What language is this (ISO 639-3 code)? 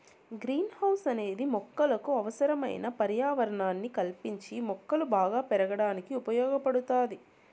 tel